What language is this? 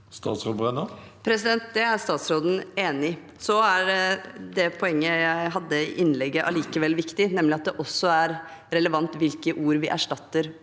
Norwegian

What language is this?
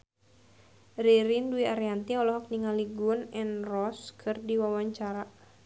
Sundanese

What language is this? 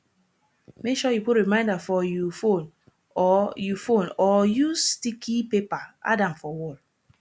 Nigerian Pidgin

